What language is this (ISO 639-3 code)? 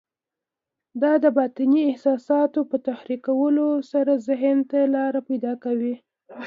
pus